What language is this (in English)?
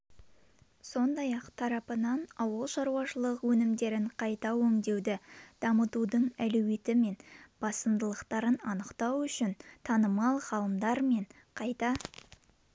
Kazakh